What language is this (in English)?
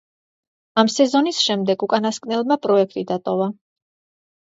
Georgian